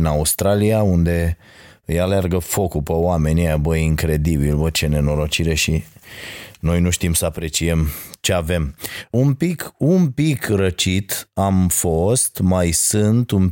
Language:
Romanian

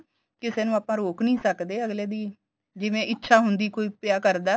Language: Punjabi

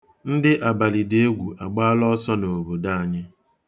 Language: Igbo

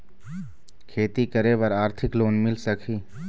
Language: Chhattisgarhi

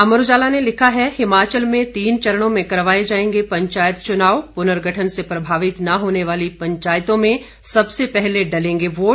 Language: Hindi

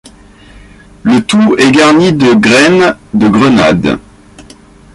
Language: French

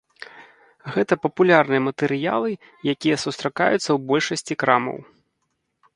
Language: Belarusian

